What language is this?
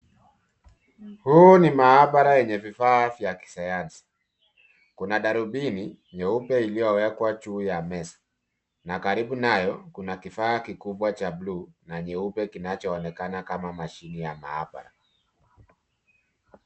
Swahili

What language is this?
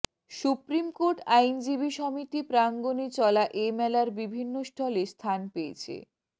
Bangla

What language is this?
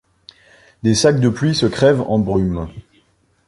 French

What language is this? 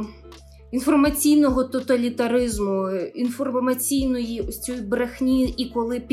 Ukrainian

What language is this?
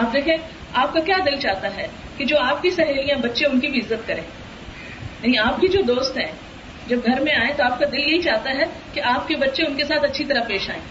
Urdu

